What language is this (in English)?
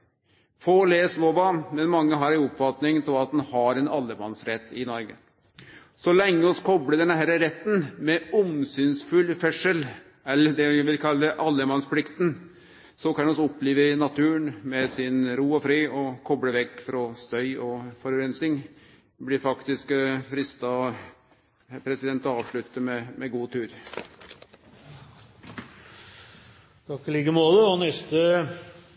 Norwegian